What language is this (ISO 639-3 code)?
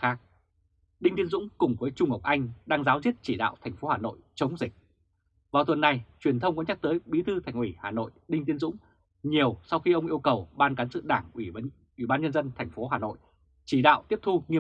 vie